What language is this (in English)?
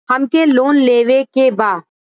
Bhojpuri